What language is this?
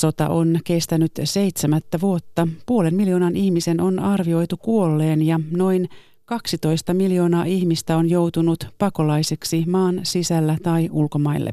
Finnish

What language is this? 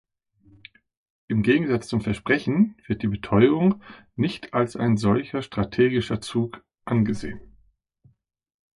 German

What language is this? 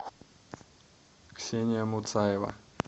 Russian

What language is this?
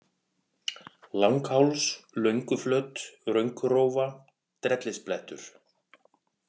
Icelandic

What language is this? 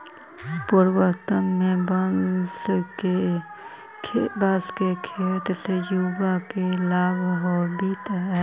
Magahi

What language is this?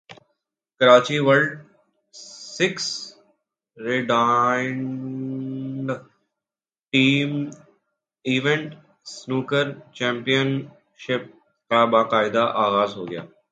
Urdu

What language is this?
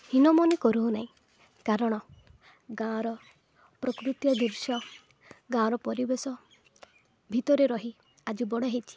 Odia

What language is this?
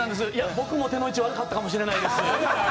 Japanese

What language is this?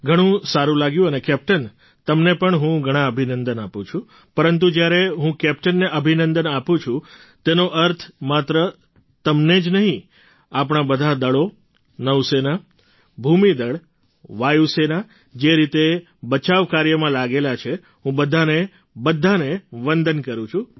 Gujarati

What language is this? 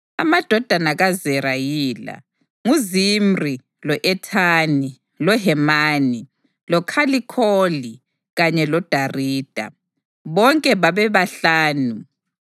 North Ndebele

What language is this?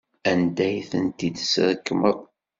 Kabyle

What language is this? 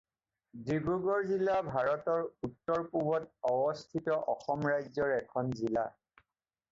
Assamese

